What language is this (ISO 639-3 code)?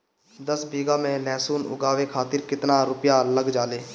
bho